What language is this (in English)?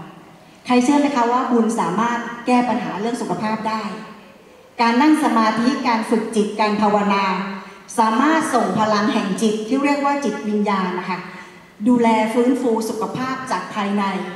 Thai